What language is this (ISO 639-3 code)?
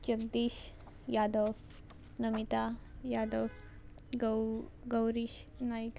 kok